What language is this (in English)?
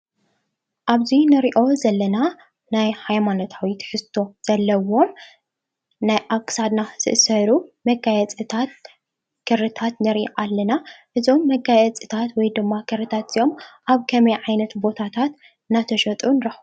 Tigrinya